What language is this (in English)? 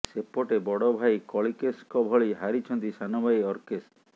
Odia